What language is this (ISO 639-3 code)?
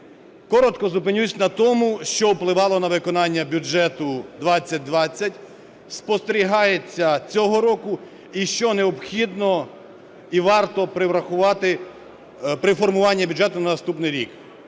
ukr